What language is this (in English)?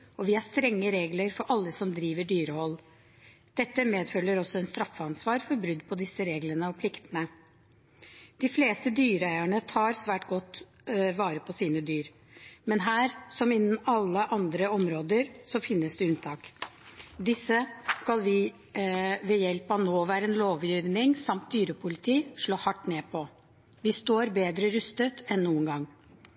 Norwegian Bokmål